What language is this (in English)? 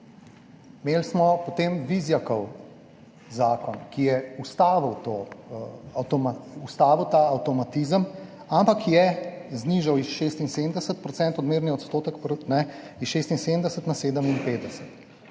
Slovenian